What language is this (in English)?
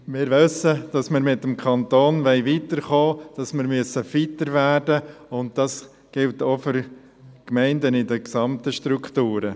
Swiss German